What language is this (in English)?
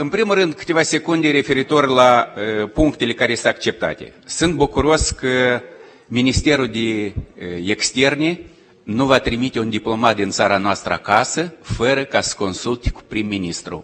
Romanian